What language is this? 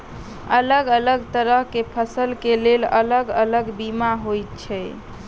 Maithili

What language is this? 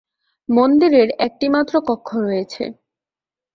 Bangla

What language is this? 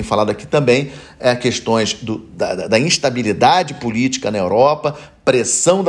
Portuguese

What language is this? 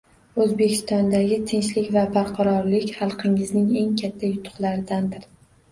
Uzbek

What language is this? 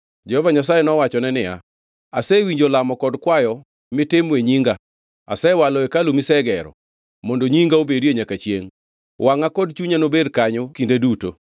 Luo (Kenya and Tanzania)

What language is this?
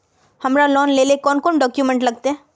Magahi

